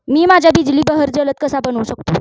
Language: Marathi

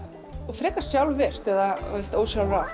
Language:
Icelandic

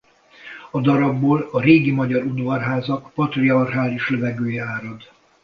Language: Hungarian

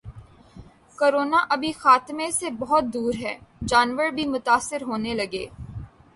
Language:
Urdu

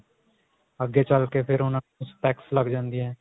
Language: Punjabi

